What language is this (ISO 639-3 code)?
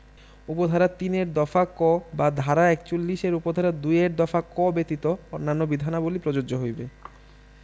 ben